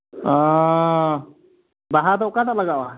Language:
Santali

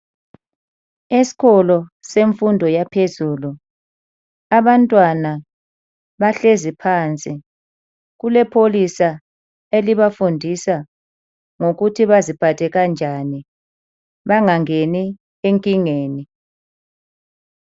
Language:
North Ndebele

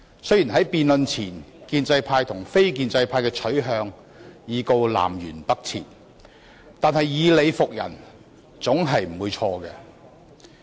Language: Cantonese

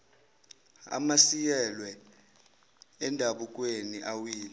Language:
Zulu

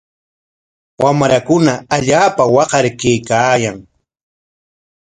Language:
Corongo Ancash Quechua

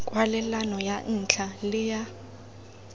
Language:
Tswana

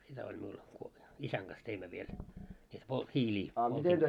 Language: Finnish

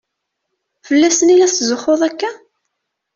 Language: Kabyle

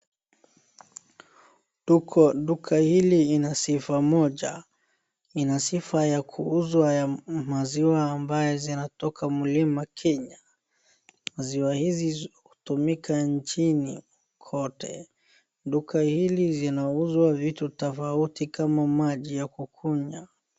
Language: Swahili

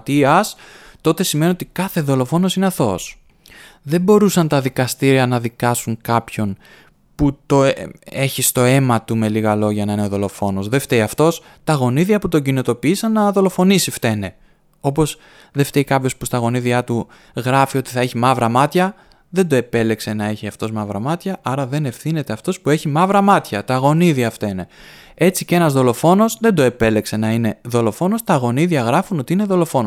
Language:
Greek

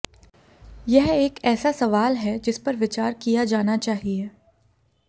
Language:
Hindi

